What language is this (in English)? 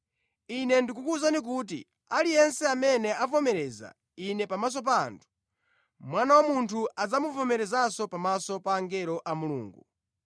Nyanja